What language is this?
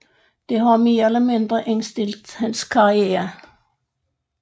Danish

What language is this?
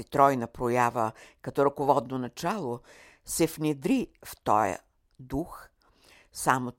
Bulgarian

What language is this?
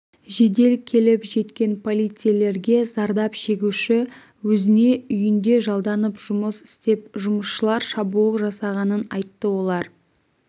Kazakh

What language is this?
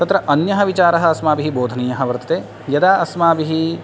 Sanskrit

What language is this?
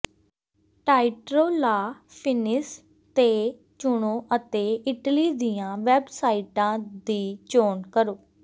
Punjabi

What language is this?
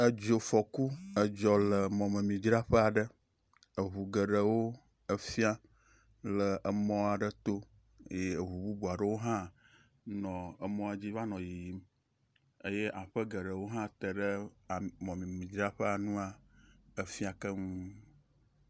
Ewe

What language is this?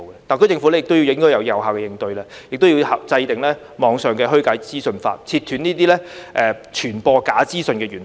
Cantonese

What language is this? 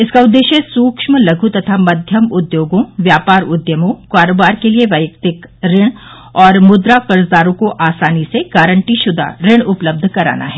Hindi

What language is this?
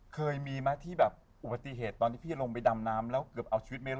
Thai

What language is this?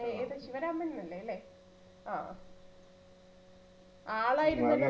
Malayalam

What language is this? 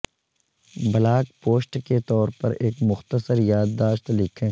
Urdu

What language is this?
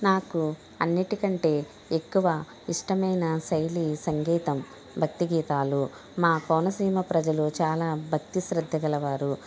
Telugu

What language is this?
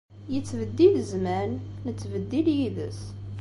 Kabyle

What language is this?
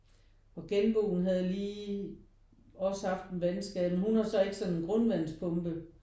Danish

